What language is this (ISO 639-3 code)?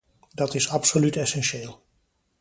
nld